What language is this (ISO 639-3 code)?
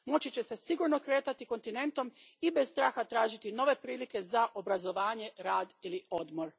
hrv